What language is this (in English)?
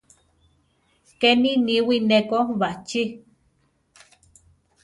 Central Tarahumara